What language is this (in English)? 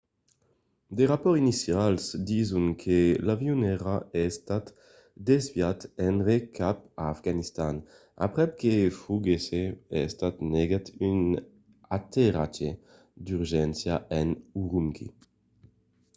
Occitan